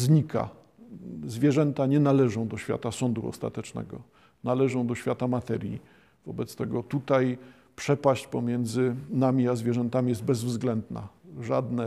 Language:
Polish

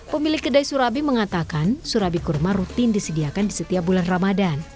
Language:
Indonesian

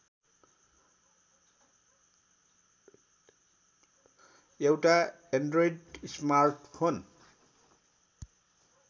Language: Nepali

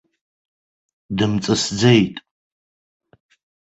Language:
Abkhazian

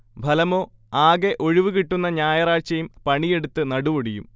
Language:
Malayalam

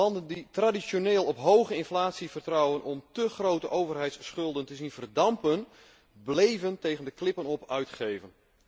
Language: Dutch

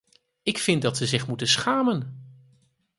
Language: Dutch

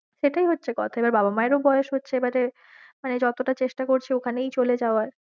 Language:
Bangla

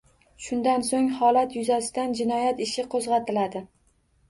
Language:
Uzbek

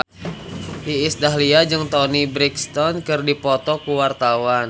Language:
Sundanese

